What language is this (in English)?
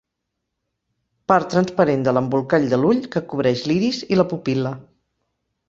Catalan